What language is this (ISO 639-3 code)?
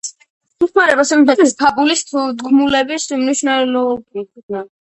kat